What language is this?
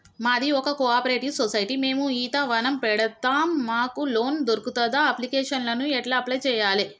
Telugu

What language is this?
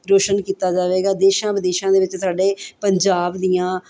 Punjabi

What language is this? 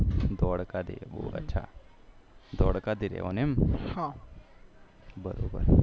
Gujarati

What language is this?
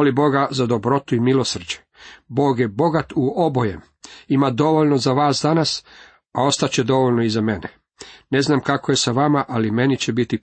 Croatian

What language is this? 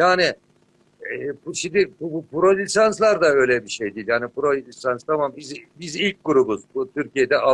Turkish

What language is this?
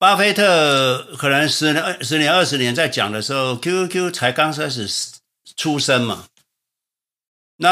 Chinese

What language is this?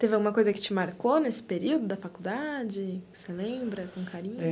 Portuguese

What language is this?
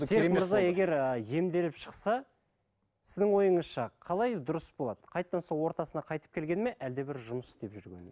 Kazakh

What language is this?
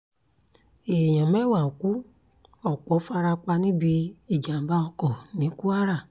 Yoruba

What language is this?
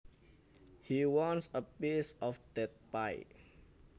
Javanese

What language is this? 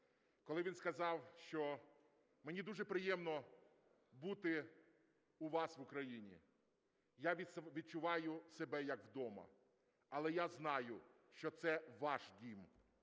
Ukrainian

